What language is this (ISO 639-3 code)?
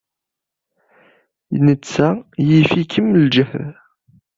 kab